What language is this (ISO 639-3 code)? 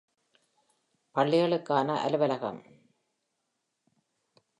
tam